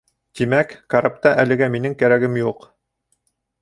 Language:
Bashkir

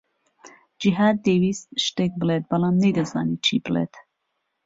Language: Central Kurdish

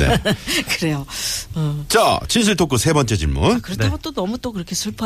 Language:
Korean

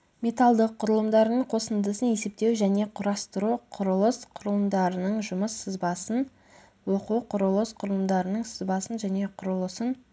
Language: Kazakh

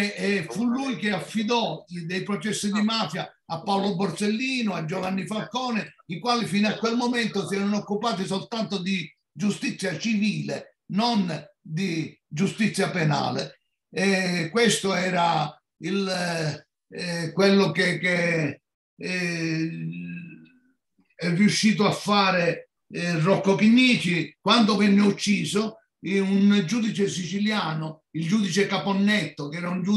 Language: Italian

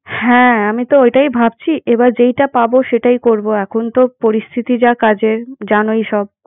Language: Bangla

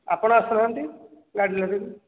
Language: Odia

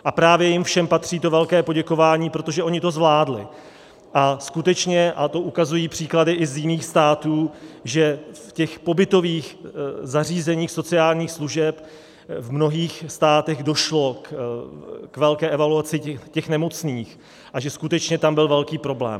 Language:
Czech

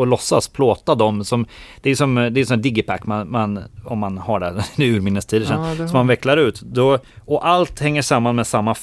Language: Swedish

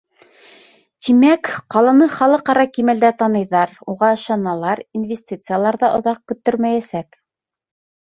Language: Bashkir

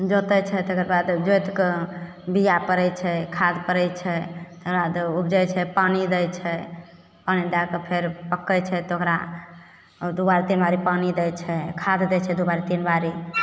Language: Maithili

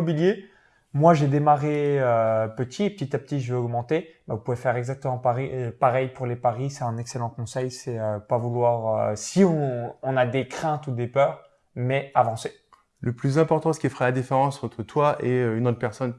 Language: French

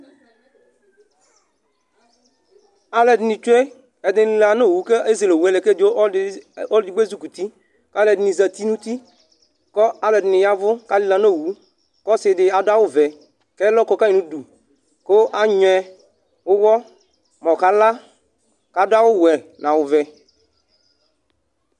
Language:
Ikposo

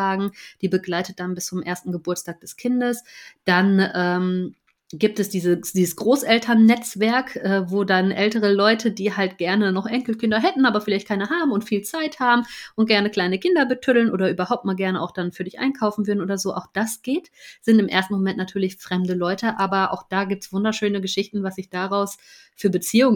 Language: German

